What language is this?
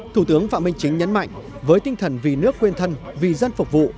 Vietnamese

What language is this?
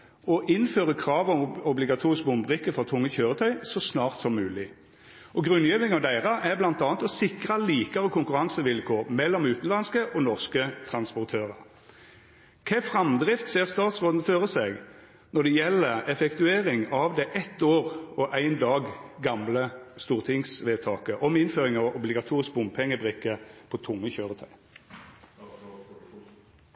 Norwegian Nynorsk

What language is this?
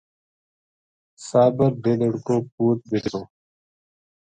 Gujari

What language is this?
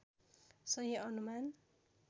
Nepali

